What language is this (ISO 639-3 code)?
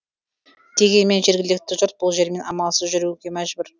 kaz